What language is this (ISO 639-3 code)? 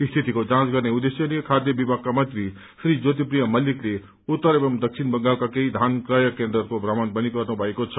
nep